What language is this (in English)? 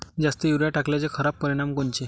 Marathi